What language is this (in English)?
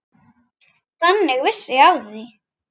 Icelandic